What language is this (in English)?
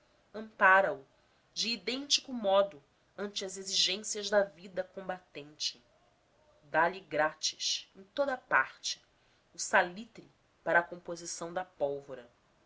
Portuguese